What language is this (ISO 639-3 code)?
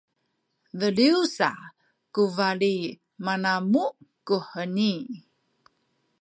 szy